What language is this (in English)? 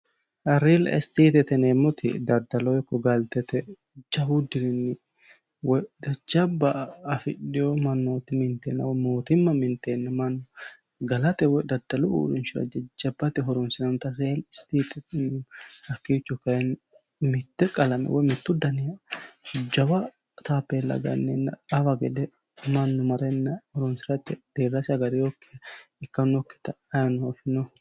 Sidamo